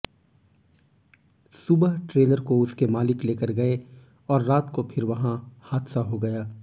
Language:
Hindi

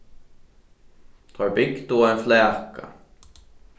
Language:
Faroese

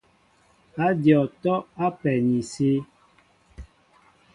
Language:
Mbo (Cameroon)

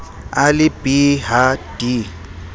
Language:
Southern Sotho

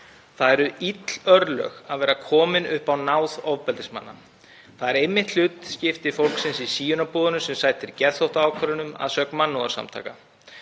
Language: Icelandic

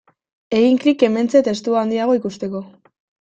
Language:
Basque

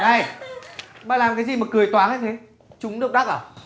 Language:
Vietnamese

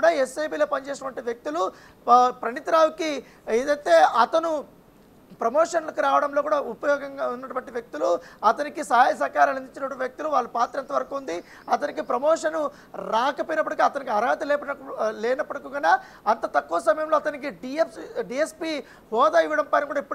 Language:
Telugu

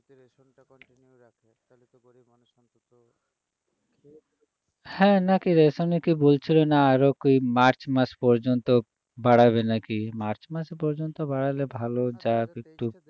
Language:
Bangla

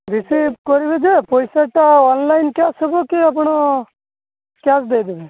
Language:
Odia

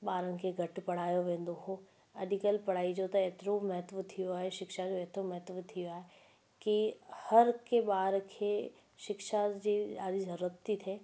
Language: Sindhi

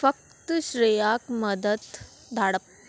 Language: Konkani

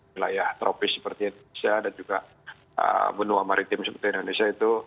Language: Indonesian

